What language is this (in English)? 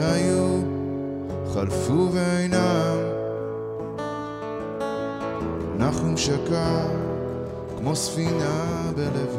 Hebrew